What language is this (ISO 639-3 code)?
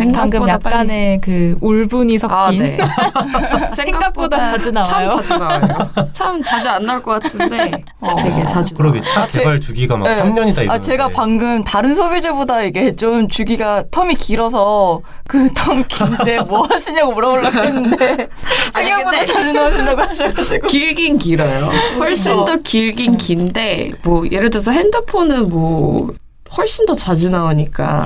kor